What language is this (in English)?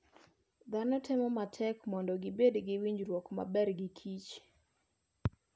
Luo (Kenya and Tanzania)